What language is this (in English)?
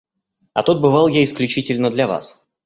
Russian